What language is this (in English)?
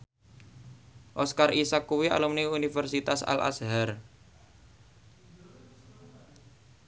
Javanese